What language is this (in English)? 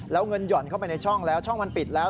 Thai